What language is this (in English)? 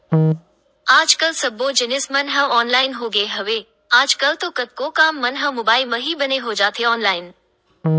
Chhattisgarhi